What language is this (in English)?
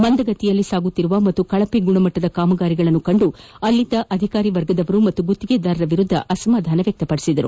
Kannada